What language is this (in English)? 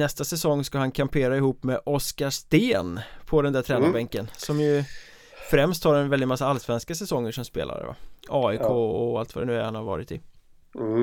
Swedish